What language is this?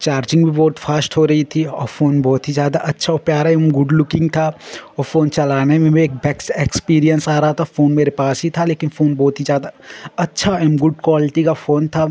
Hindi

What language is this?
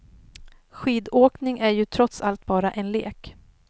Swedish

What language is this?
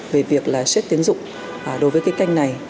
Vietnamese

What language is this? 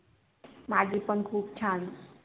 Marathi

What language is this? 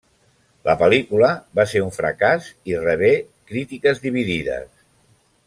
Catalan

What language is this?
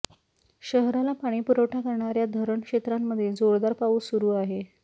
Marathi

